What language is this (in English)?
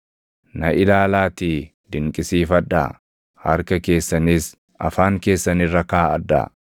Oromo